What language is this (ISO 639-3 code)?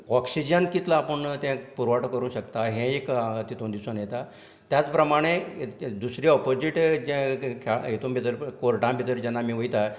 kok